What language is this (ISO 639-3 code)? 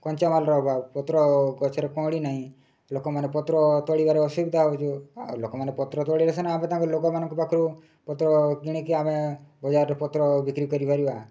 ori